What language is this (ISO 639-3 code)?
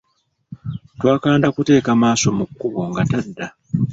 lug